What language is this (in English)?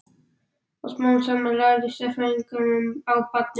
Icelandic